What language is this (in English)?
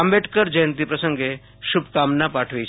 Gujarati